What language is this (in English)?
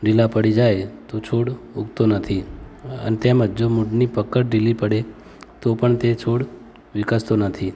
Gujarati